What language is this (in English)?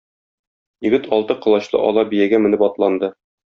Tatar